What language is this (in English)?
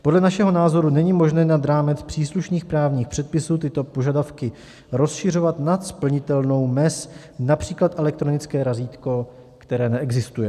Czech